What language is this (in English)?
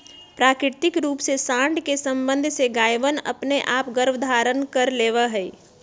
Magahi